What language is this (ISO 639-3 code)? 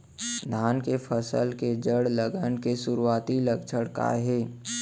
hne